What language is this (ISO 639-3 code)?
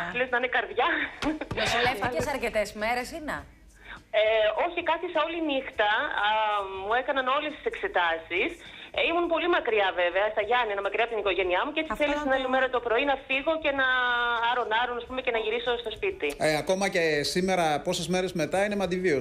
ell